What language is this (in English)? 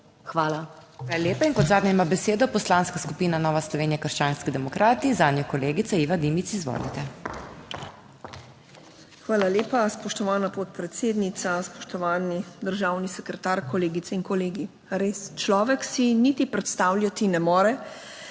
Slovenian